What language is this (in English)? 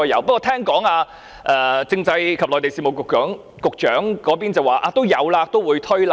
Cantonese